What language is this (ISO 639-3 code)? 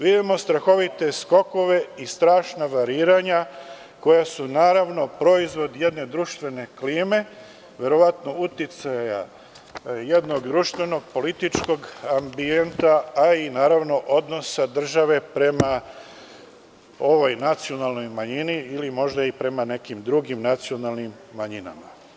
srp